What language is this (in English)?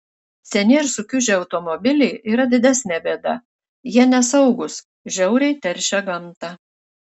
Lithuanian